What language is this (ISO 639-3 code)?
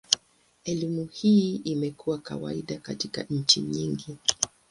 swa